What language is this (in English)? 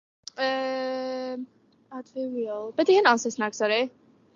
Welsh